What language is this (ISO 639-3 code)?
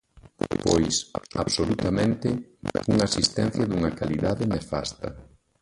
glg